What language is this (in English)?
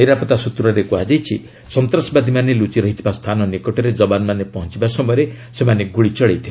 Odia